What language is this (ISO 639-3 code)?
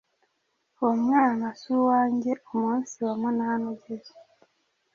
kin